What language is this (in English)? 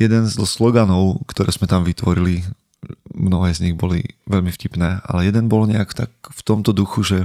Slovak